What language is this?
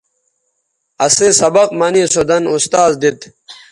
Bateri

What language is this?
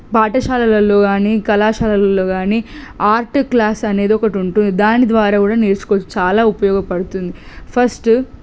Telugu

